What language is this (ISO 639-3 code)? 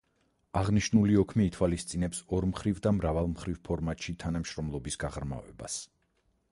kat